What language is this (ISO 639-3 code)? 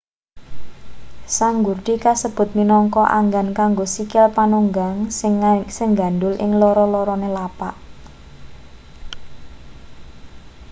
jav